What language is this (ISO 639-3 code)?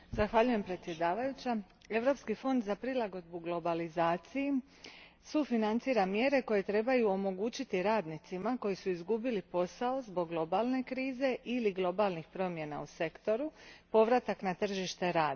hrv